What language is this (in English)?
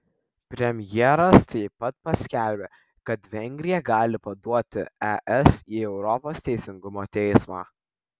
Lithuanian